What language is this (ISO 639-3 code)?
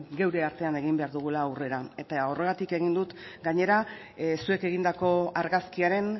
eus